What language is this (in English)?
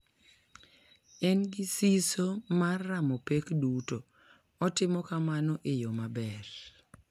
Luo (Kenya and Tanzania)